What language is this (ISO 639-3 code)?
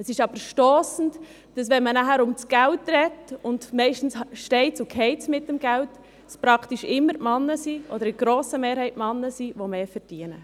gsw